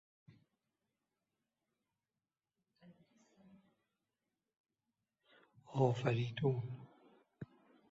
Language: Persian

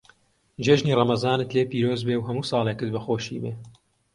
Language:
Central Kurdish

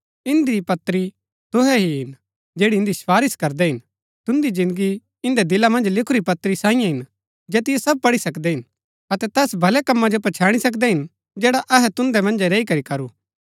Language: Gaddi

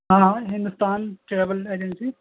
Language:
Urdu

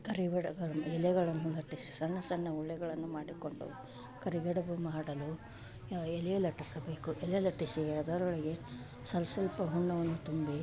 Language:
Kannada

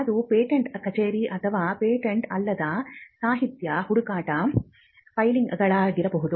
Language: Kannada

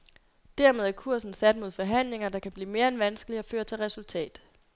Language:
Danish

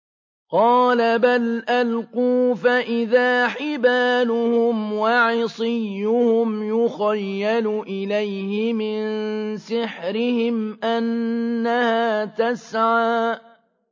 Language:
Arabic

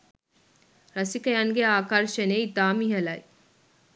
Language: Sinhala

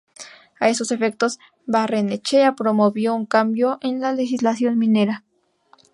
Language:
Spanish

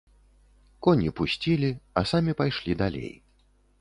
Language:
Belarusian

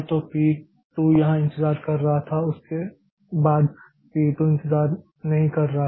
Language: Hindi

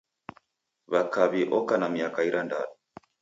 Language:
Taita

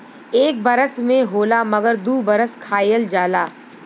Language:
Bhojpuri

